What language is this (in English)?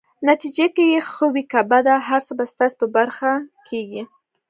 Pashto